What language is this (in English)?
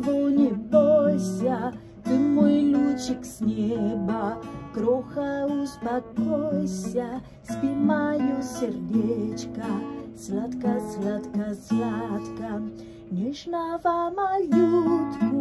Polish